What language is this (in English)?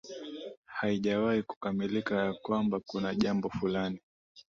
Swahili